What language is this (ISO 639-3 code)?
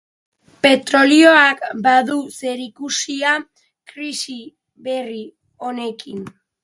eus